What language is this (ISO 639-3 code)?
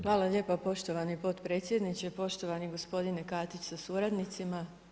hrv